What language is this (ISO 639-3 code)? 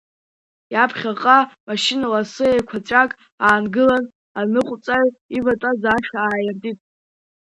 abk